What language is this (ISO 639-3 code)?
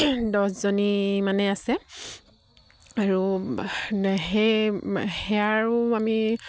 asm